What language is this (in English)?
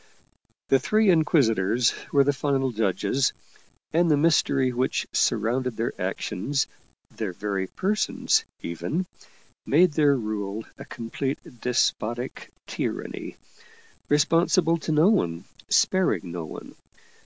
English